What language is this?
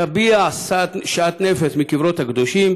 Hebrew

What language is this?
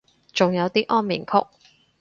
Cantonese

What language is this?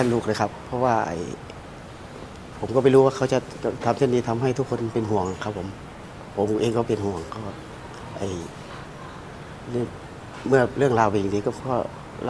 Thai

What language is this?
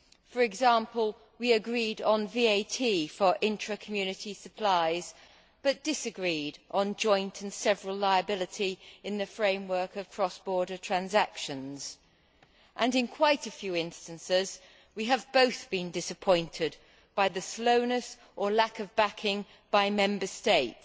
English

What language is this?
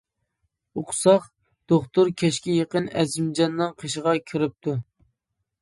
Uyghur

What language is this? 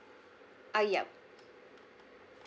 English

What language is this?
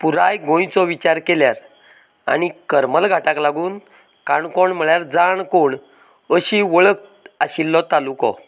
Konkani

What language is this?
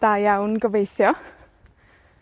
Welsh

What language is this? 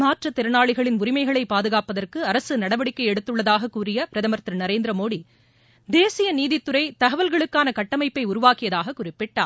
Tamil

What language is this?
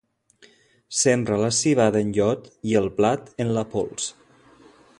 Catalan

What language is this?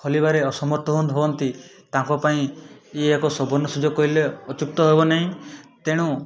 Odia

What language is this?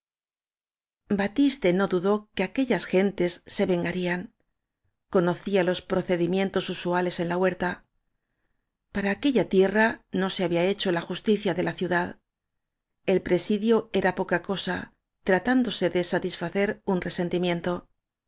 Spanish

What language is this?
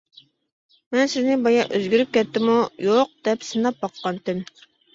Uyghur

